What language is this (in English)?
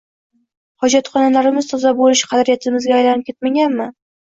Uzbek